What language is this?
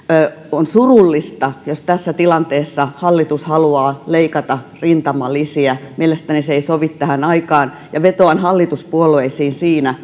Finnish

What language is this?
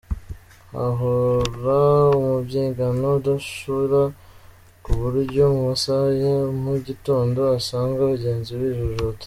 Kinyarwanda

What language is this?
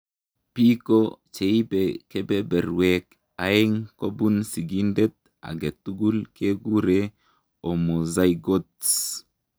Kalenjin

